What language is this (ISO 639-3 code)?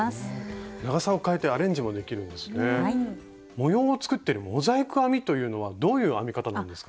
jpn